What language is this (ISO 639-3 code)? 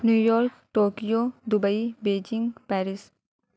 urd